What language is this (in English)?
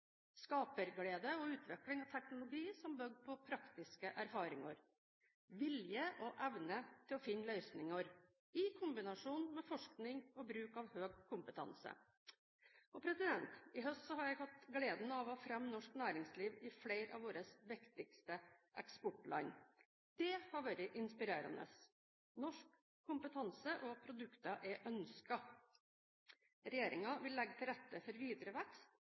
Norwegian Bokmål